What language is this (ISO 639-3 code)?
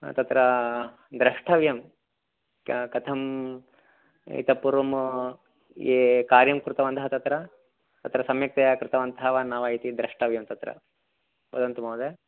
san